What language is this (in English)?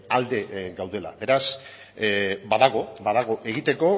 Basque